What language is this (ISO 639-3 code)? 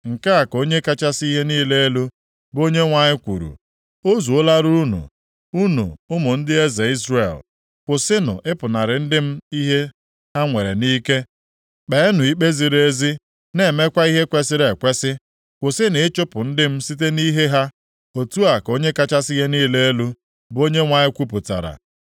ibo